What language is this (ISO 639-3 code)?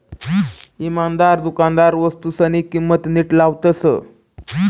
mar